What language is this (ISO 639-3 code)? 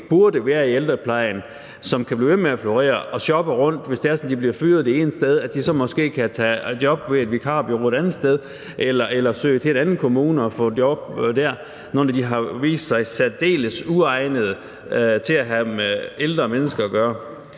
dan